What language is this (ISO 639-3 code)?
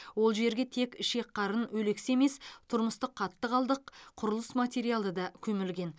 kaz